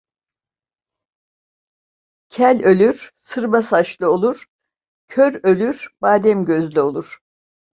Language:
Turkish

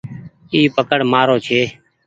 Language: Goaria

